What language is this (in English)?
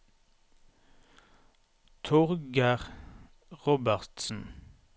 Norwegian